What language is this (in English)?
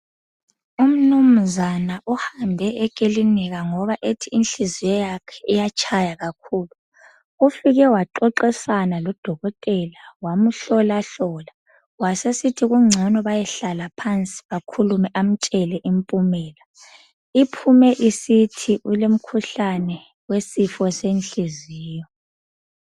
North Ndebele